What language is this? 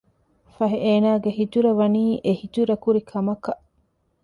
Divehi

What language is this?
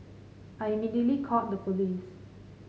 English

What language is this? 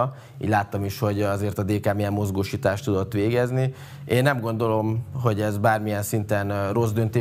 Hungarian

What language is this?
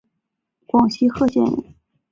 Chinese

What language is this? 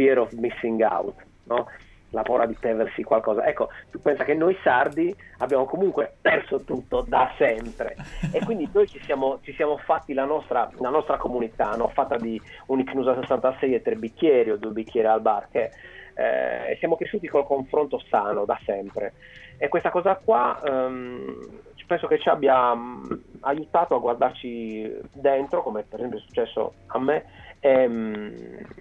Italian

